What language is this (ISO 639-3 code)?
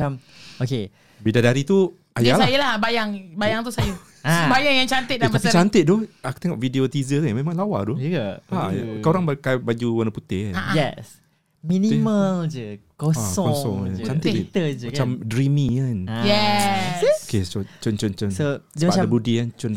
msa